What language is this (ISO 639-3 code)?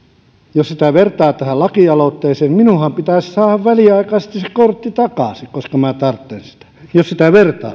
fin